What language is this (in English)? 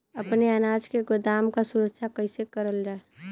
Bhojpuri